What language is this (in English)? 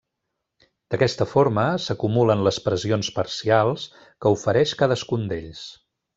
Catalan